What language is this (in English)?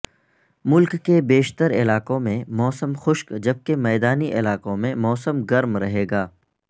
Urdu